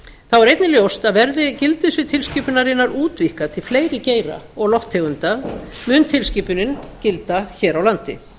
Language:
Icelandic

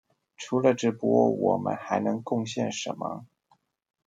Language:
Chinese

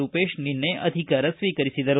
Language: Kannada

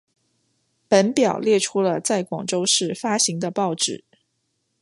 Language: Chinese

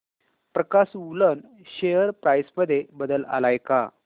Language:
Marathi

